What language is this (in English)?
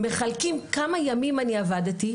Hebrew